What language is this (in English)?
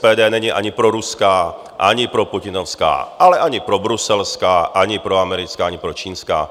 Czech